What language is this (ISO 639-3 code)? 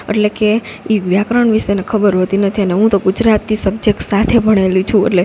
guj